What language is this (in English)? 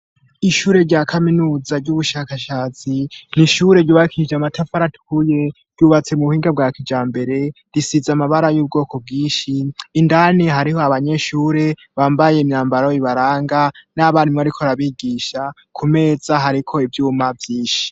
Rundi